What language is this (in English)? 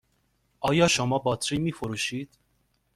Persian